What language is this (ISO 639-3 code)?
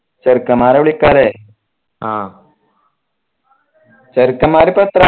mal